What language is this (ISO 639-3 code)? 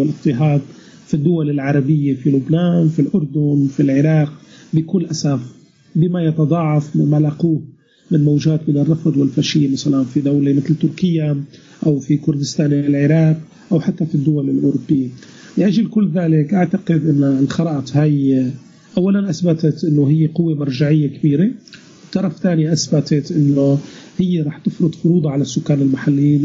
ara